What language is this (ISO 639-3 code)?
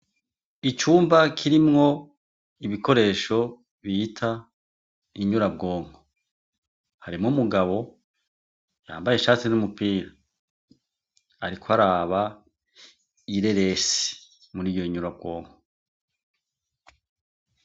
run